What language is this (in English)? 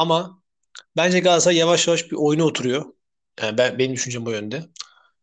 Turkish